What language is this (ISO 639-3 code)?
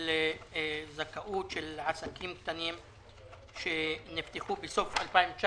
heb